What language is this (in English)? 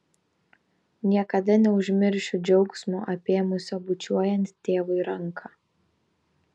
Lithuanian